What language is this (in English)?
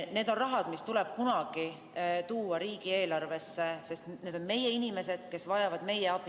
Estonian